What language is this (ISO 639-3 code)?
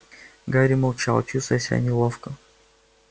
rus